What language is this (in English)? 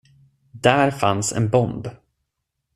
Swedish